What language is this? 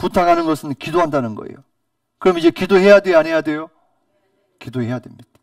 Korean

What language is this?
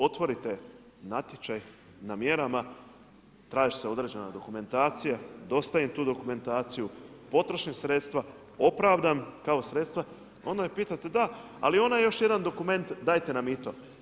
Croatian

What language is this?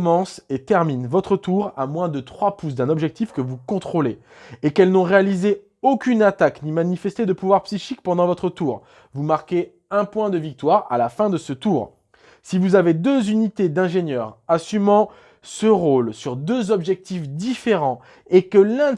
French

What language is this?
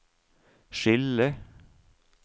Norwegian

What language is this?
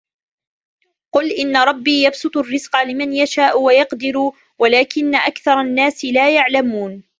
Arabic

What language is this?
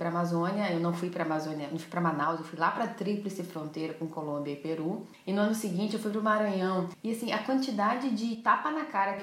Portuguese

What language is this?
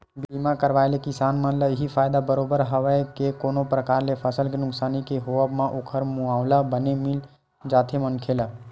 Chhattisgarhi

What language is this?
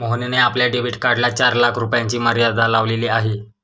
Marathi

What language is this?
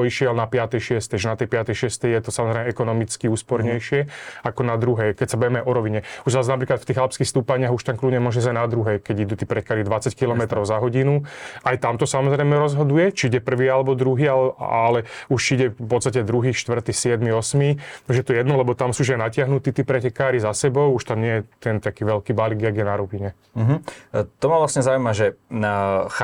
Slovak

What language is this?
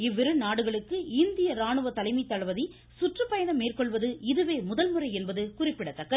Tamil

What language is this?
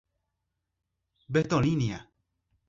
Portuguese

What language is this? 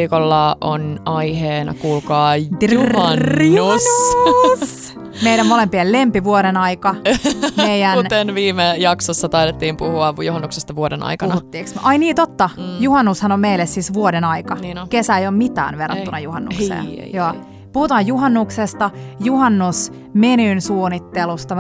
Finnish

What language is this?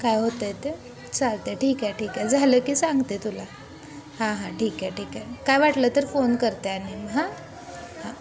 Marathi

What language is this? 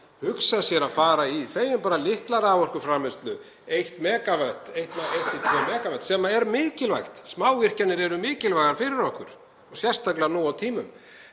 Icelandic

